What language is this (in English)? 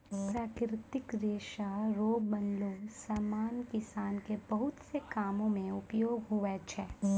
Maithili